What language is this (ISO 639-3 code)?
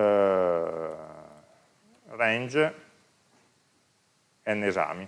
ita